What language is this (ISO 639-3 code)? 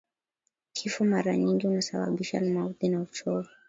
swa